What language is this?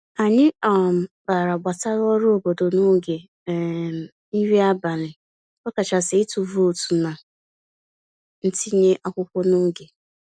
Igbo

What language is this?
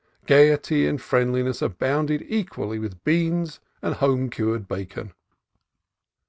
English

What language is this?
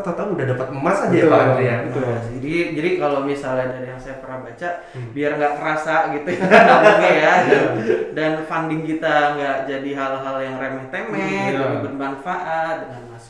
Indonesian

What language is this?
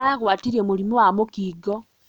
Kikuyu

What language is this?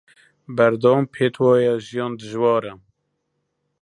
Central Kurdish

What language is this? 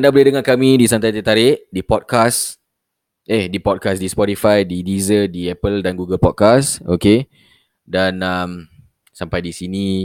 Malay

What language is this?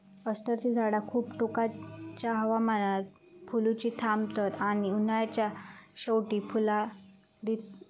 Marathi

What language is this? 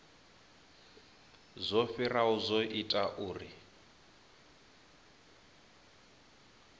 Venda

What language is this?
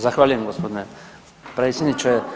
Croatian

